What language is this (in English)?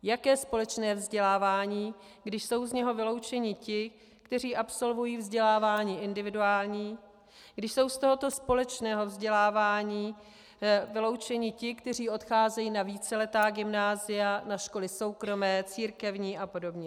Czech